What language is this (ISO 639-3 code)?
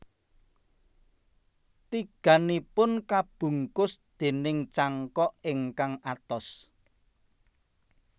jav